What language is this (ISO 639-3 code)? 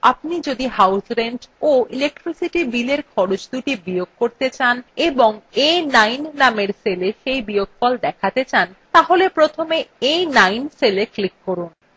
ben